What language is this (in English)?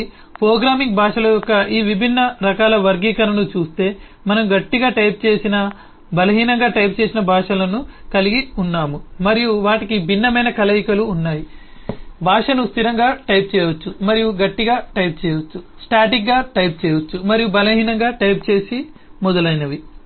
Telugu